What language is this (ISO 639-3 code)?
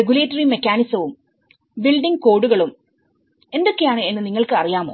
mal